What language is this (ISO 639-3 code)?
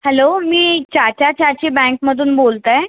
mar